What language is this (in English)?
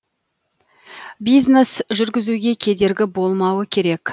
Kazakh